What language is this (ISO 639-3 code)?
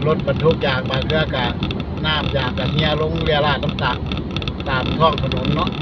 tha